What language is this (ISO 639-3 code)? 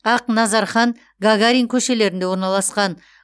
kaz